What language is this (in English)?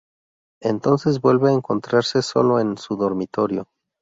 Spanish